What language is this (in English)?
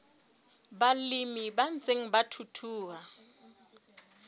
Southern Sotho